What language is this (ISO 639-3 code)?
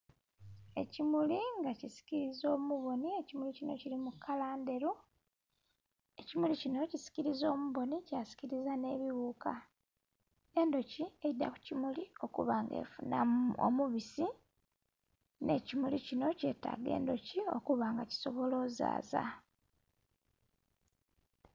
xog